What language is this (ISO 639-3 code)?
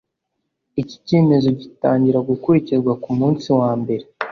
kin